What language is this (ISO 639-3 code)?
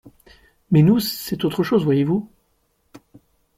fra